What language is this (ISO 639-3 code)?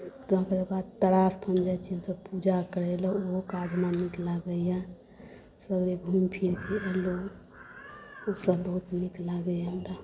mai